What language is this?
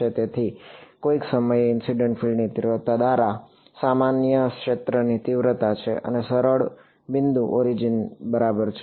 Gujarati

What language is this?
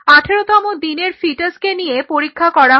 Bangla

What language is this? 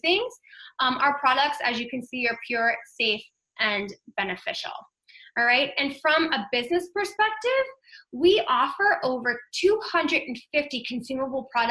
English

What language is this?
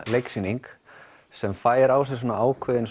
Icelandic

